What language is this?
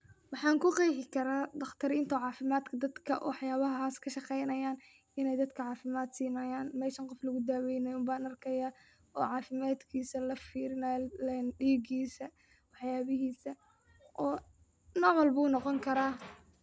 Somali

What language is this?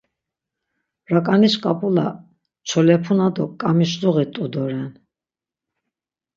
Laz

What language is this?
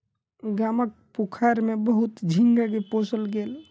Maithili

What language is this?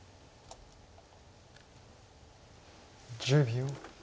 Japanese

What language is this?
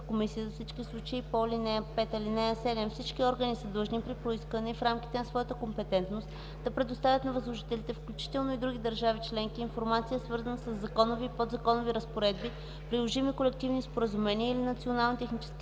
Bulgarian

